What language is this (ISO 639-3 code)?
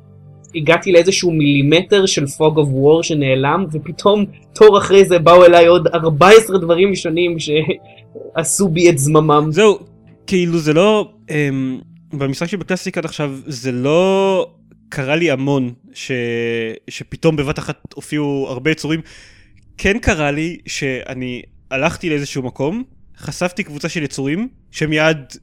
heb